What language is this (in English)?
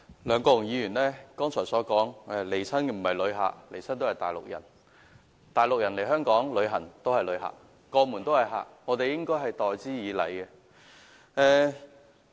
Cantonese